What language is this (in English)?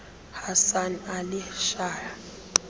Xhosa